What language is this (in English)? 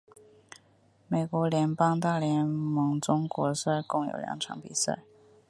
Chinese